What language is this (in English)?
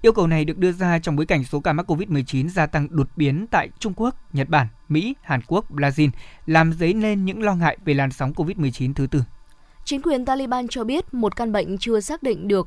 Vietnamese